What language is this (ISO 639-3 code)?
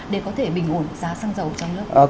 vie